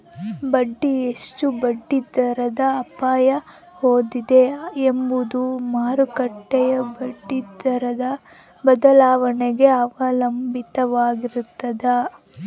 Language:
Kannada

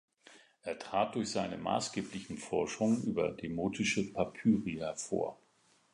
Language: German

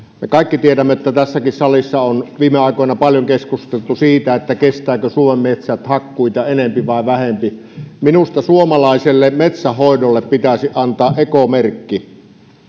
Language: Finnish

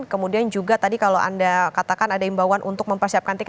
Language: Indonesian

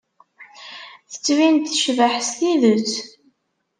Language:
Kabyle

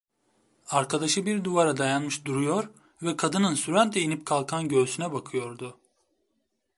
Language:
Turkish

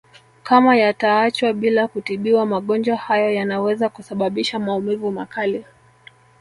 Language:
Swahili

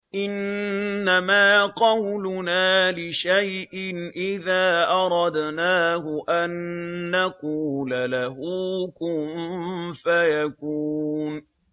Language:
Arabic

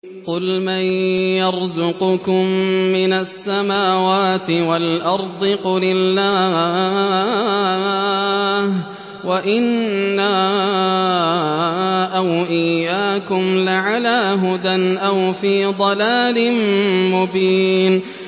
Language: Arabic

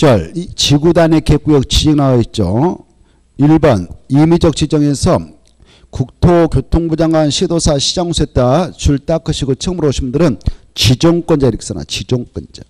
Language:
Korean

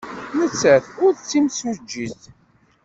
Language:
Kabyle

